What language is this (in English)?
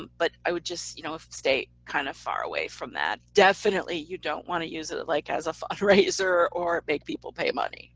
English